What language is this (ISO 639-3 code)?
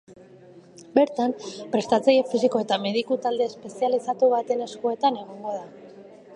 eus